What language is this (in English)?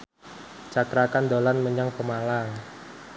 Javanese